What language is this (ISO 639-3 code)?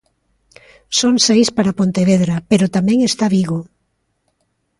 glg